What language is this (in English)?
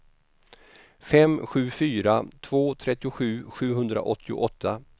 Swedish